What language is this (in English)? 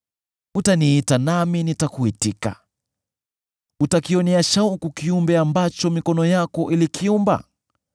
Swahili